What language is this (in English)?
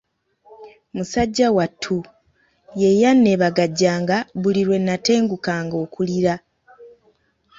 Ganda